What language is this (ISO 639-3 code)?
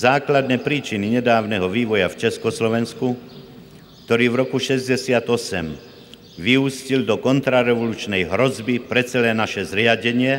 ces